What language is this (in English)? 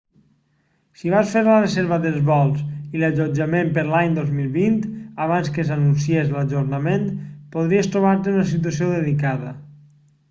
Catalan